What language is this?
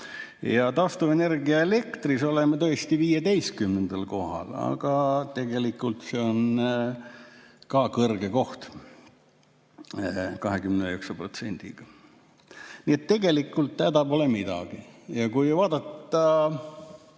Estonian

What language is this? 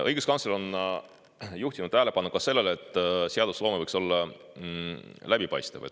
Estonian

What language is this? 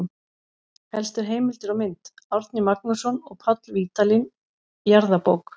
Icelandic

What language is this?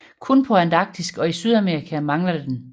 Danish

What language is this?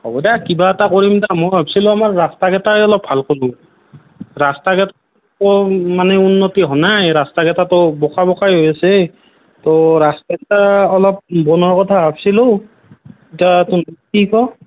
Assamese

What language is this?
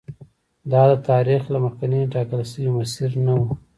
Pashto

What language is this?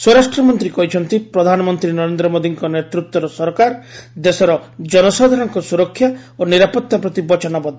Odia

